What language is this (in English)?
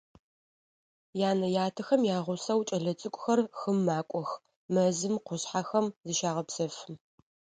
Adyghe